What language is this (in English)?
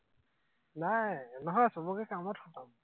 Assamese